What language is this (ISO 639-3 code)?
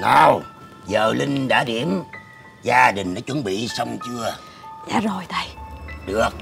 vie